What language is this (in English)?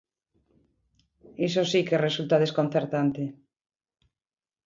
Galician